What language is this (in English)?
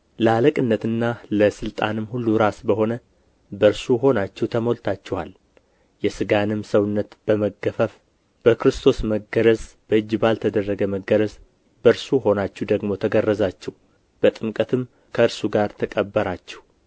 Amharic